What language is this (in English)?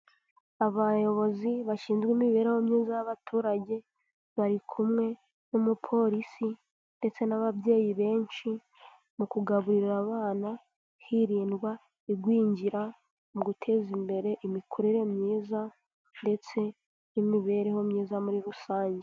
Kinyarwanda